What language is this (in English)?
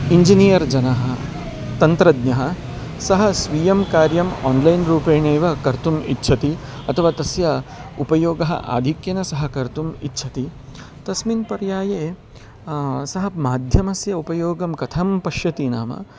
Sanskrit